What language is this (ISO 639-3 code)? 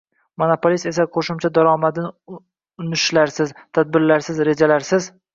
uzb